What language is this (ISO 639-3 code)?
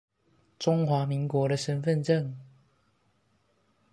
zho